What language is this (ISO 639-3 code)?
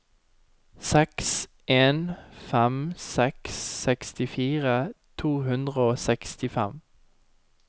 nor